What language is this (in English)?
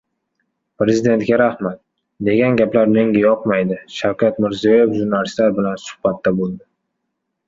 Uzbek